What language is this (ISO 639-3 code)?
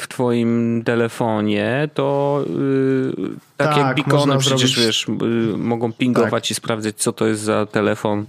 pol